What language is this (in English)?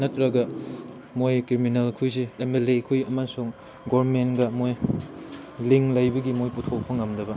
Manipuri